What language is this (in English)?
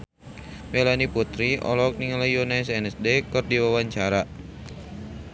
Sundanese